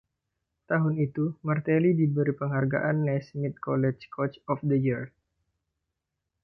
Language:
Indonesian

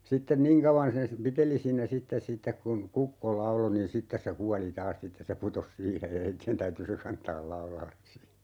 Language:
Finnish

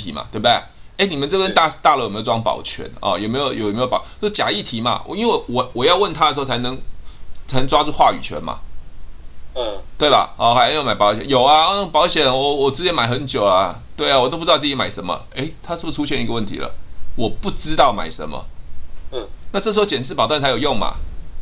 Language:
Chinese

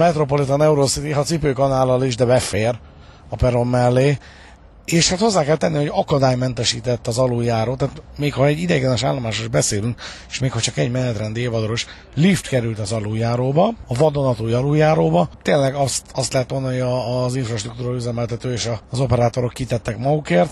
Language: Hungarian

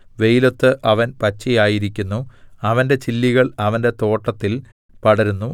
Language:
Malayalam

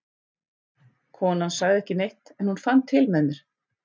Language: Icelandic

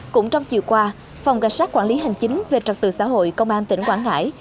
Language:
Vietnamese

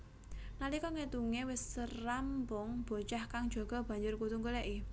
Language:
Javanese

